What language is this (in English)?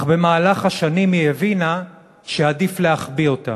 Hebrew